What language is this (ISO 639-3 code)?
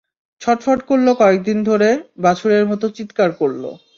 ben